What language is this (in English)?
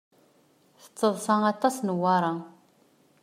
Kabyle